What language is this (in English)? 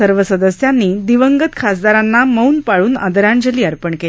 Marathi